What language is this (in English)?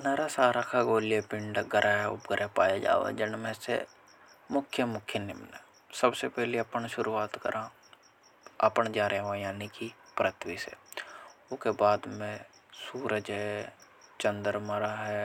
Hadothi